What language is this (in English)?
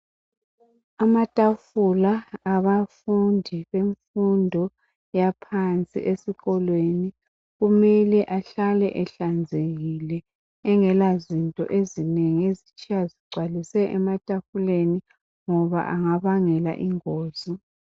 North Ndebele